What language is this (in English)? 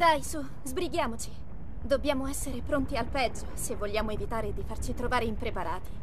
Italian